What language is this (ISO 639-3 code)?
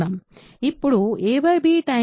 tel